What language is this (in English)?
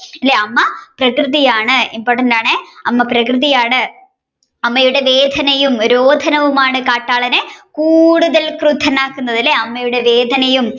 Malayalam